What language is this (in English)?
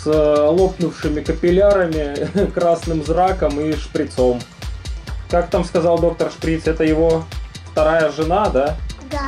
Russian